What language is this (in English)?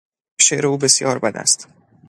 Persian